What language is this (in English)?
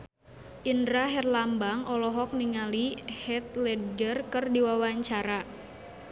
Sundanese